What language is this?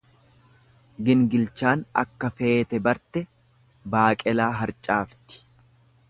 Oromo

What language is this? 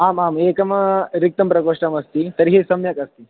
Sanskrit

